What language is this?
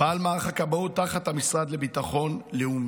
Hebrew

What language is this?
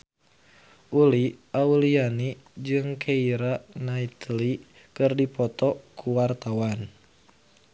Sundanese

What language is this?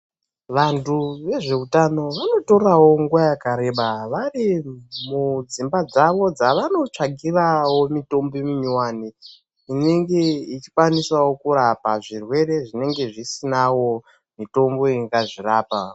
Ndau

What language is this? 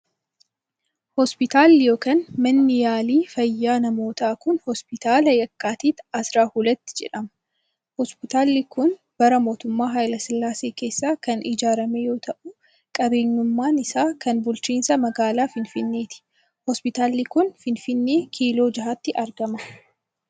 Oromo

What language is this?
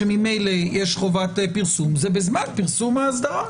Hebrew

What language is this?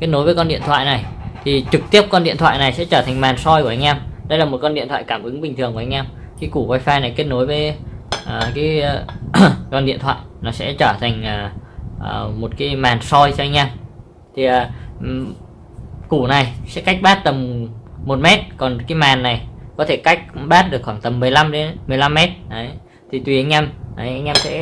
Vietnamese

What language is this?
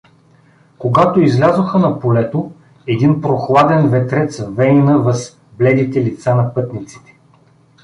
Bulgarian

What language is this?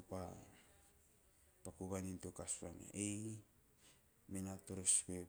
Teop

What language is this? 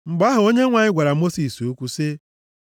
Igbo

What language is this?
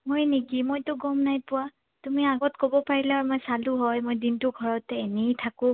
Assamese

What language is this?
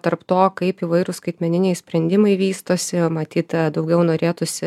Lithuanian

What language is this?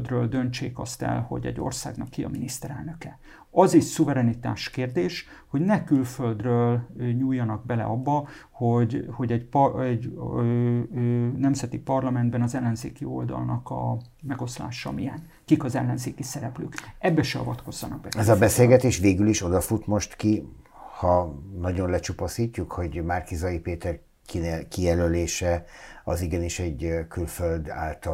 Hungarian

